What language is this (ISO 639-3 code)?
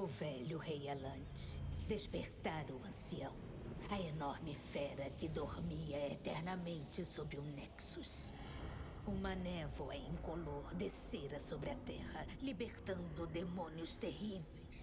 por